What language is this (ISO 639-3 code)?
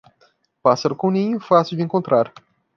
por